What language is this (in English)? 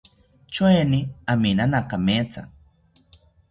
South Ucayali Ashéninka